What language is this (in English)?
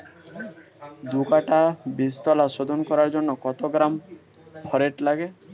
Bangla